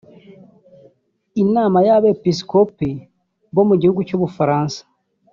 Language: Kinyarwanda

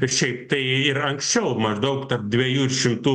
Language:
Lithuanian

